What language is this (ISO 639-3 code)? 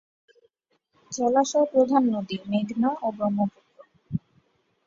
ben